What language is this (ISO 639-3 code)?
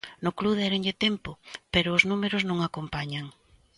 glg